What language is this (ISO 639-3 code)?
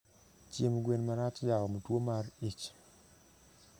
luo